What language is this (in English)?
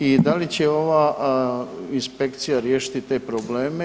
Croatian